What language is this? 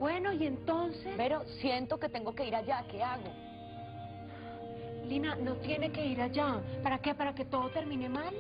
Spanish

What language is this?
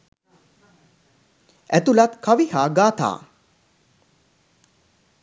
Sinhala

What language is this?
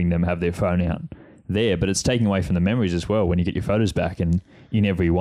English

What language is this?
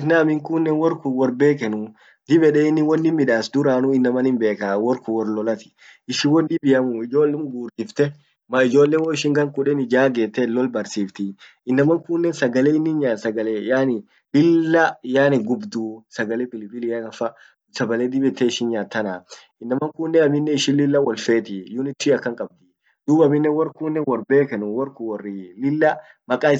Orma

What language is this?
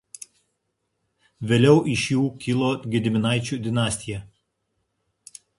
Lithuanian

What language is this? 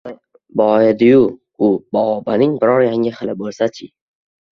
Uzbek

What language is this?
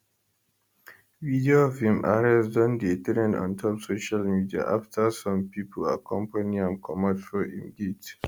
Nigerian Pidgin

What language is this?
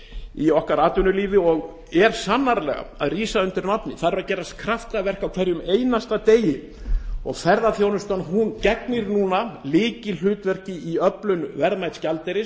Icelandic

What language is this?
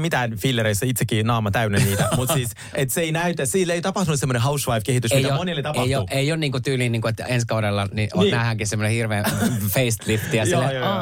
Finnish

